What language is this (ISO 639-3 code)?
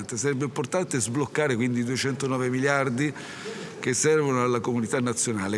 ita